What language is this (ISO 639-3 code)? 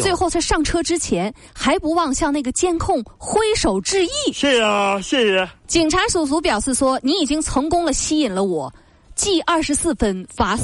zho